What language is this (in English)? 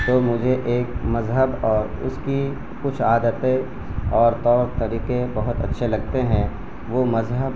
Urdu